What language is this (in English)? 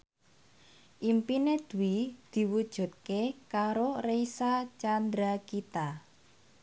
Javanese